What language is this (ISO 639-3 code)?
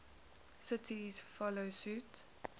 eng